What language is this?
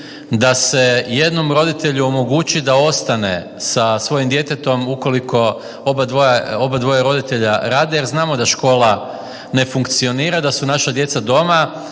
Croatian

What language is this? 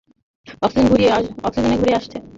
Bangla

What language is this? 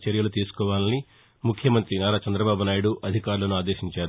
Telugu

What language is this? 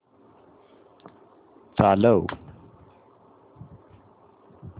Marathi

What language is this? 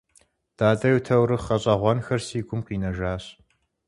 Kabardian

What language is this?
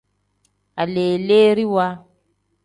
Tem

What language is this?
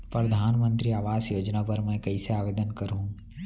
Chhattisgarhi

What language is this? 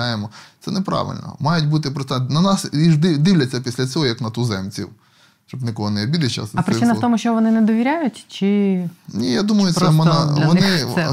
Ukrainian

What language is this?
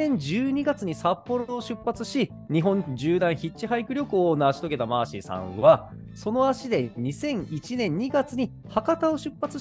Japanese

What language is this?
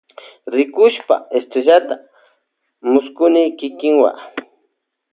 Loja Highland Quichua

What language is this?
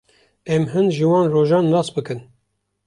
Kurdish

